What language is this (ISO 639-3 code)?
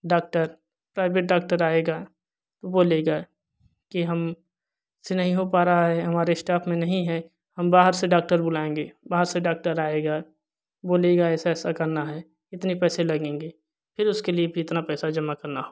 hin